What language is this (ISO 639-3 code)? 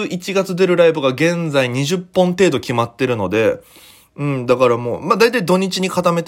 jpn